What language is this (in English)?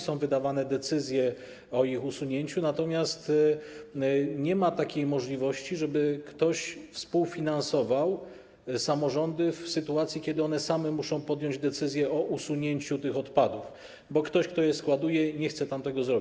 Polish